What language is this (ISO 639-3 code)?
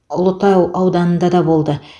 kaz